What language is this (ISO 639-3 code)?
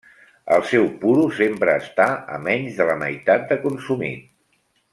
cat